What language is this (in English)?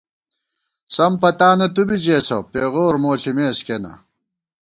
Gawar-Bati